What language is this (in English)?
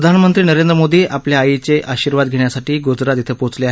Marathi